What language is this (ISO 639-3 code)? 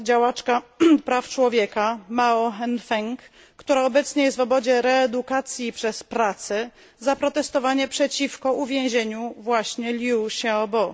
pol